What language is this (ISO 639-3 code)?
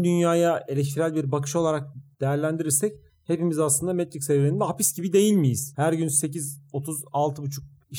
tur